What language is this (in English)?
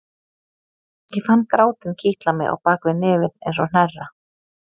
Icelandic